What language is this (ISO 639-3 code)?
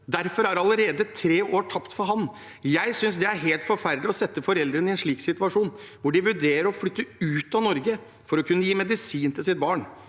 nor